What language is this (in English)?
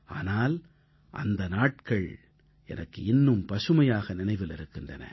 Tamil